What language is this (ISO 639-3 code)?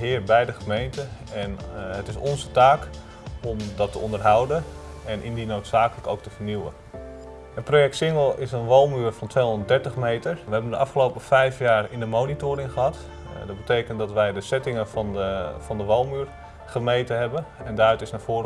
nld